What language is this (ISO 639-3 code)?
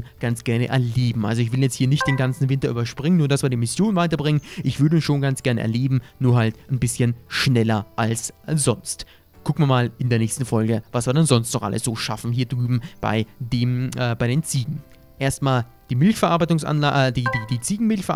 deu